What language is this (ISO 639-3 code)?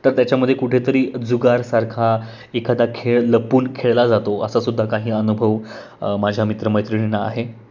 mar